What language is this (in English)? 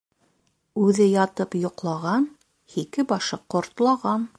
Bashkir